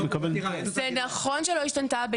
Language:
Hebrew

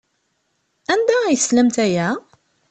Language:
Kabyle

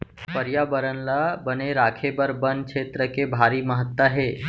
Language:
Chhattisgarhi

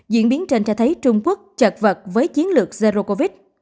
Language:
Vietnamese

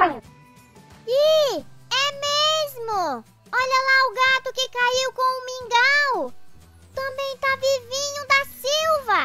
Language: Portuguese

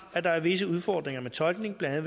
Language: Danish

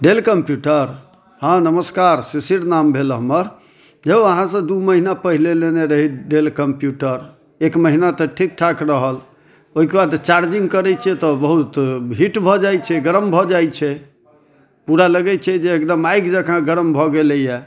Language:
Maithili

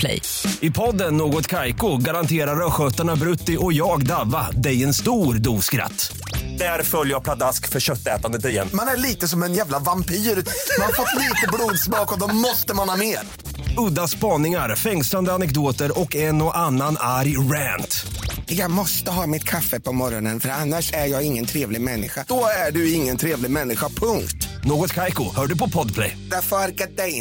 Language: Swedish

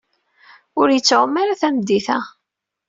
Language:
Kabyle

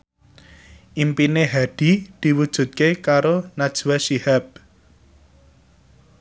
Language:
Javanese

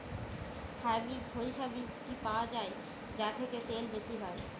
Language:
Bangla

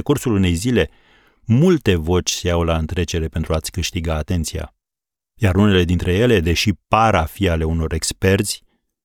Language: Romanian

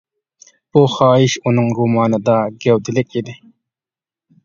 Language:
Uyghur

